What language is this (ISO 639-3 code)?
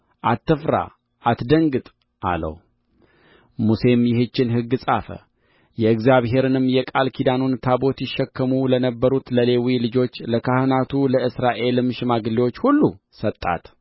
amh